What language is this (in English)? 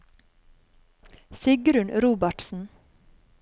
Norwegian